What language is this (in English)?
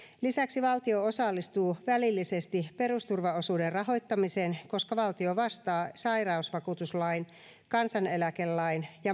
Finnish